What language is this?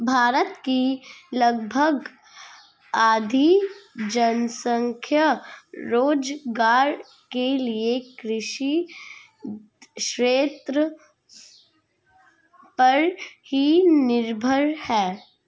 Hindi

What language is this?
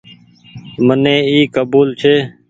Goaria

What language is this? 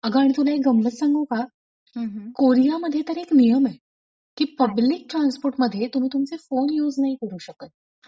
Marathi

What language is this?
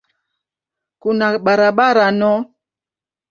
Swahili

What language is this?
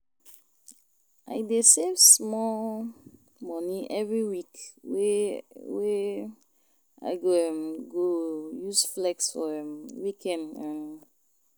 Nigerian Pidgin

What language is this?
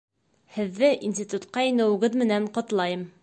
Bashkir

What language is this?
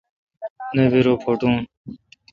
Kalkoti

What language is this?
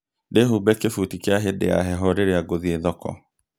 Kikuyu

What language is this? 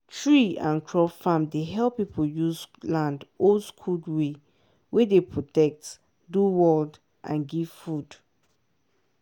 Nigerian Pidgin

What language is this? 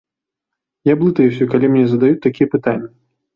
Belarusian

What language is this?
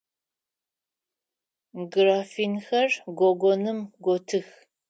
Adyghe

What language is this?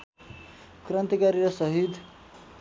Nepali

